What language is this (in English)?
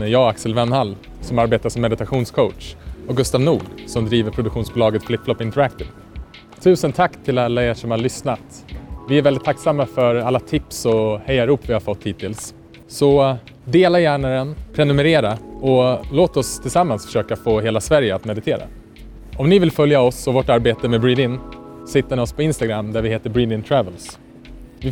Swedish